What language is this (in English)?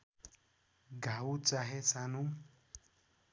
Nepali